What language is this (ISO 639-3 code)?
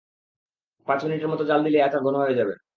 ben